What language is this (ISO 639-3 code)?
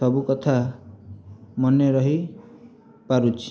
ori